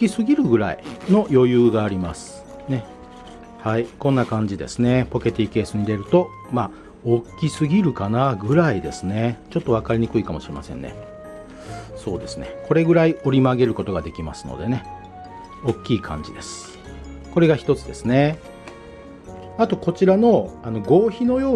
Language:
Japanese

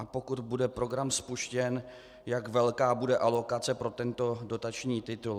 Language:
Czech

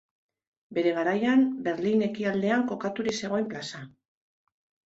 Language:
Basque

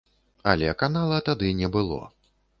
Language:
Belarusian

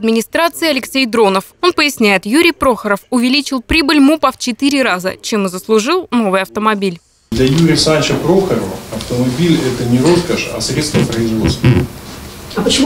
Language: Russian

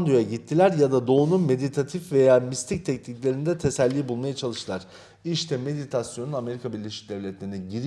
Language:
Turkish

